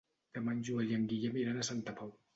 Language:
Catalan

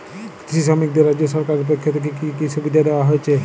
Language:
Bangla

